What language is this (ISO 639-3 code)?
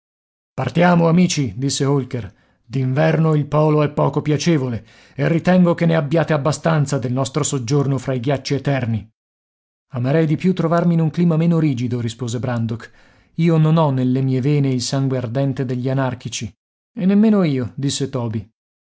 ita